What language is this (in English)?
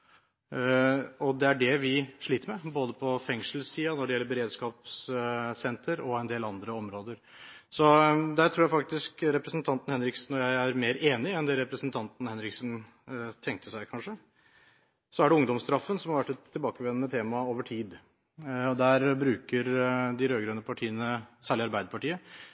Norwegian Bokmål